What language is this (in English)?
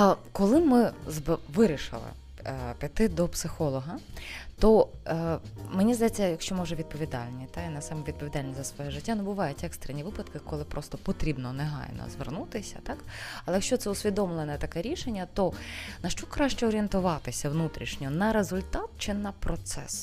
Ukrainian